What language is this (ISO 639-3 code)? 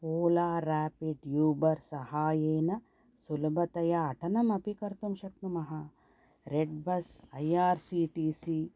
san